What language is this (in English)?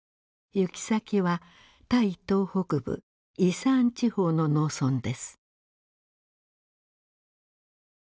Japanese